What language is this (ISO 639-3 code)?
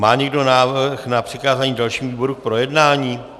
ces